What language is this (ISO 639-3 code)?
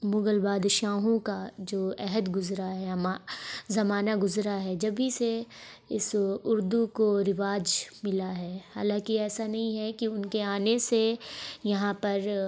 urd